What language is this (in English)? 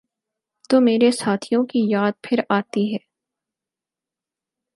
Urdu